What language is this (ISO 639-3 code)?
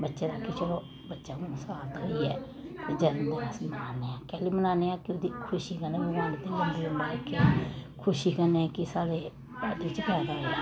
doi